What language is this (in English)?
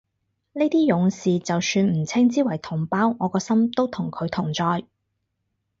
Cantonese